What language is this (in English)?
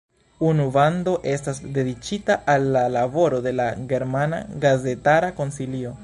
Esperanto